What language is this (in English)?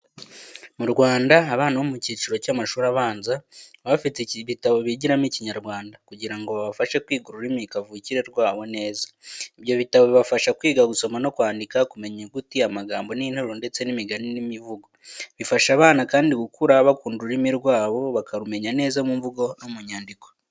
Kinyarwanda